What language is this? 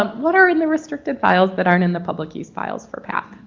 English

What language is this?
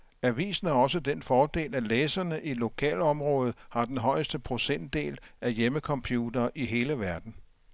Danish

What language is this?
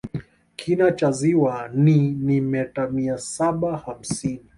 Swahili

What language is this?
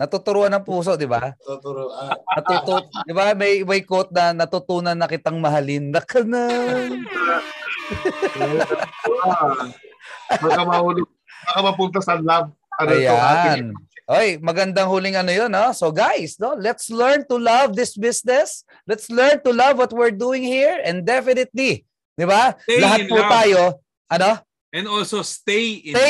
Filipino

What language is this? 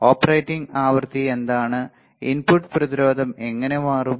Malayalam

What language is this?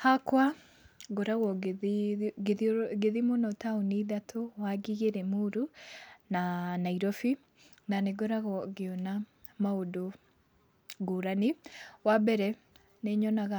Kikuyu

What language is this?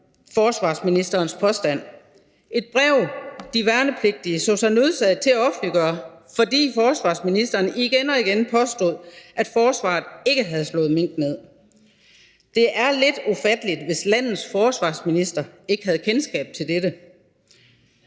Danish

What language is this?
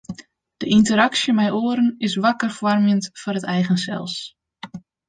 Western Frisian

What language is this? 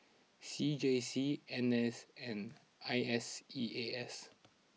English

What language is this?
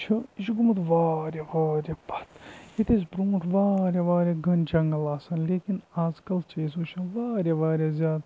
Kashmiri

